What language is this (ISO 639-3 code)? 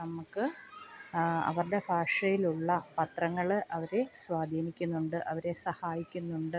mal